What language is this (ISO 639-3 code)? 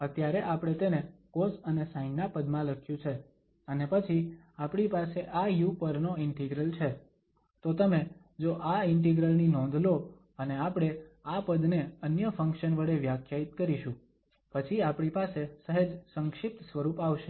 guj